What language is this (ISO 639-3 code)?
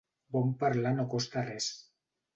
cat